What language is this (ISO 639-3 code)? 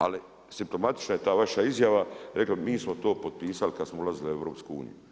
hrv